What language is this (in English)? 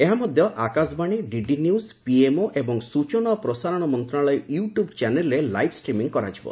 Odia